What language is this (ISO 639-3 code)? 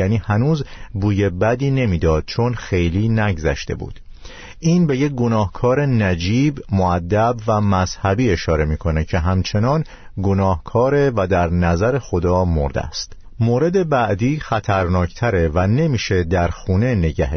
fas